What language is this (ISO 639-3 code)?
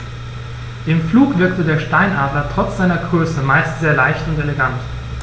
deu